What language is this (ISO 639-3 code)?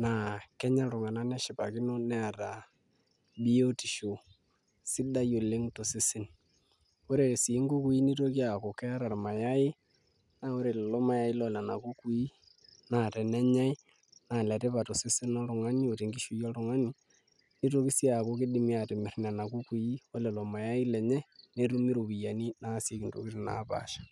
mas